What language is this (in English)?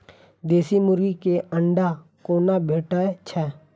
Maithili